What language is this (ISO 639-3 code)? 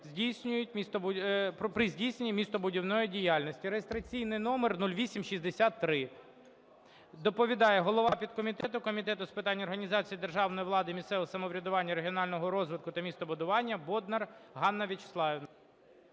ukr